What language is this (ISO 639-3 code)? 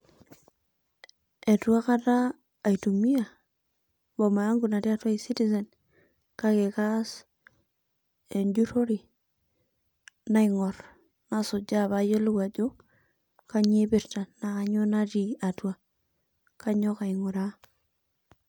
mas